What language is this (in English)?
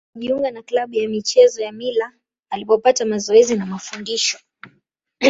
Swahili